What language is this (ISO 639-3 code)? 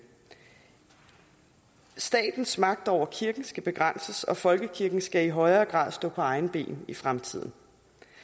dan